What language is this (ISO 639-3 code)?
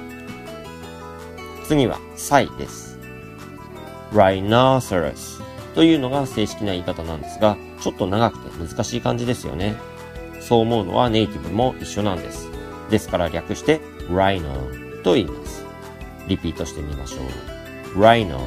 jpn